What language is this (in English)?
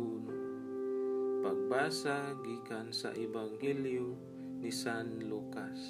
Filipino